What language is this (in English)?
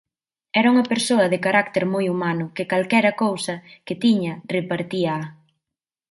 Galician